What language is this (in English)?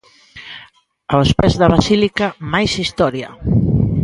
Galician